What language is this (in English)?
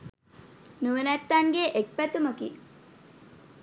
Sinhala